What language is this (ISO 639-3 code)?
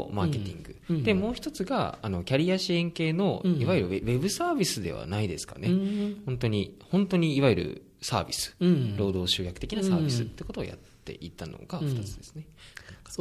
jpn